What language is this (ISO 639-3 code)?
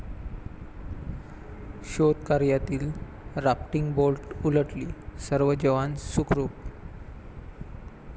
mar